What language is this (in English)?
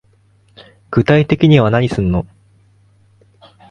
Japanese